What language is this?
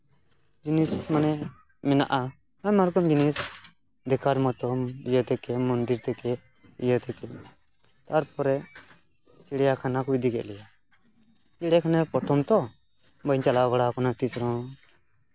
Santali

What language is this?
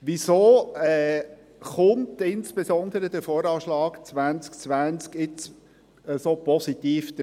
Swiss German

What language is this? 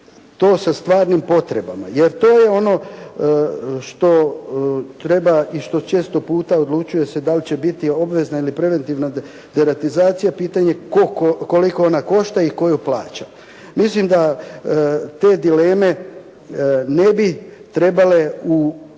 Croatian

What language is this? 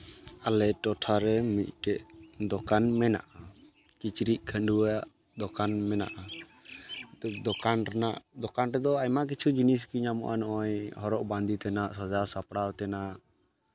Santali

